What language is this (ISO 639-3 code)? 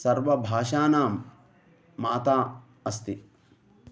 san